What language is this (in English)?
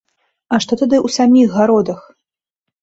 Belarusian